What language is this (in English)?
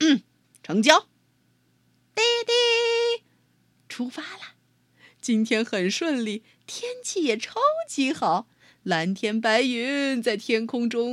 Chinese